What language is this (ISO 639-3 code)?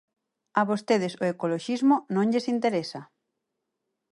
glg